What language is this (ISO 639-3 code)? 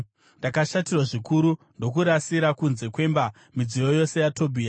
sna